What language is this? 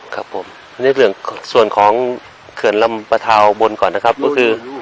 Thai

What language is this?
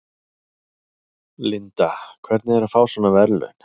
Icelandic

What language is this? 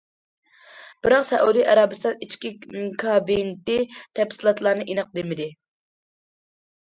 Uyghur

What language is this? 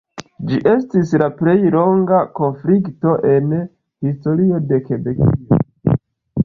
Esperanto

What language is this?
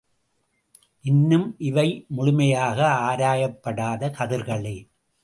Tamil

